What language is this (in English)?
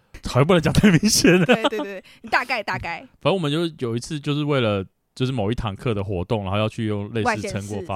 Chinese